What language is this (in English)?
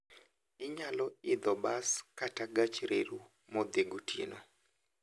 Luo (Kenya and Tanzania)